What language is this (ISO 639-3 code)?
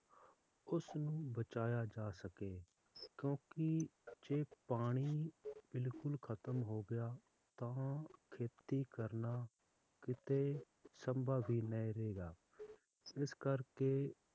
pan